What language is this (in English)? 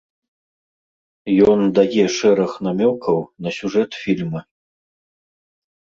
Belarusian